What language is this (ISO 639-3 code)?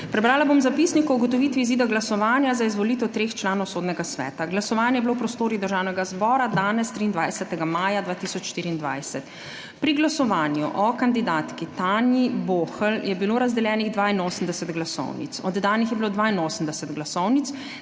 slv